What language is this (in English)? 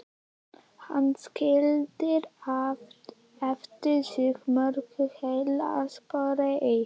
Icelandic